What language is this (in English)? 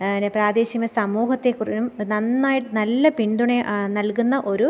Malayalam